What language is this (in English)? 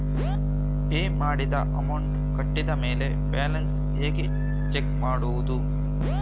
Kannada